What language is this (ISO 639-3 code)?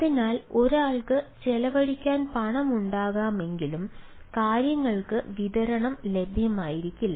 mal